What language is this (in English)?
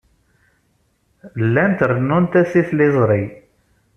Kabyle